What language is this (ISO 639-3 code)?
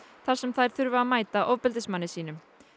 isl